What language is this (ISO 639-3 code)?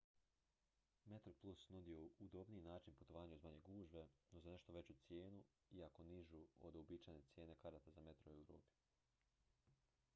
hrv